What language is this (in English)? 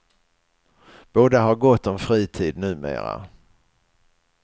Swedish